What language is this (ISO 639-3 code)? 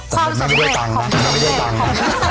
tha